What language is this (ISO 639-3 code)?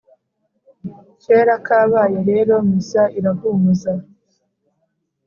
kin